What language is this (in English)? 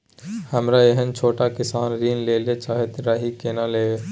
Maithili